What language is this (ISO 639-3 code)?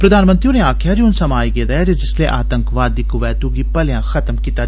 doi